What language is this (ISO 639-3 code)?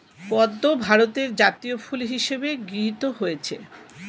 ben